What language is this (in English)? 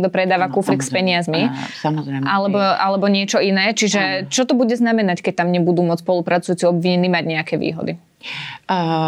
Slovak